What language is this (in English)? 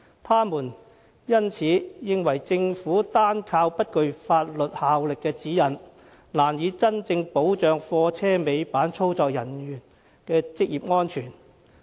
Cantonese